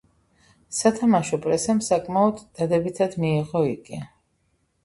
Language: Georgian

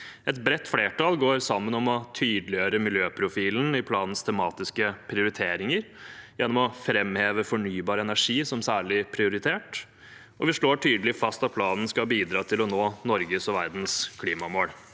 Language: Norwegian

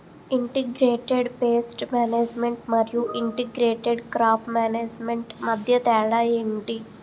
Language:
Telugu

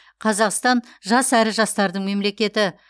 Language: Kazakh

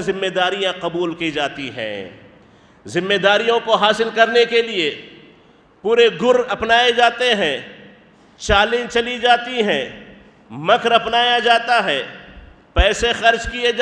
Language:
Arabic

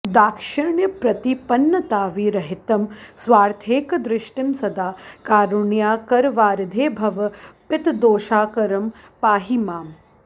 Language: Sanskrit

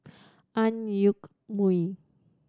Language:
English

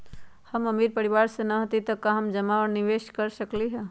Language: Magahi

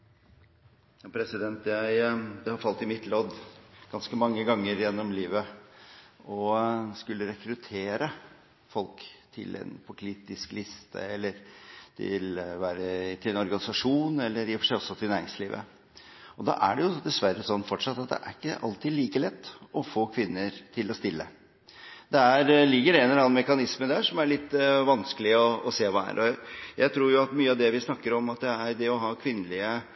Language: Norwegian Bokmål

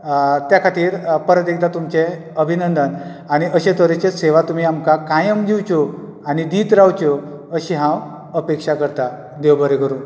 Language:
Konkani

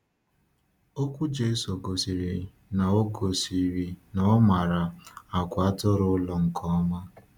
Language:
Igbo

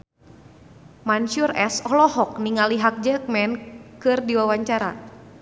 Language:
Sundanese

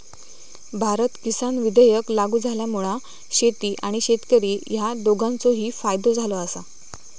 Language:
Marathi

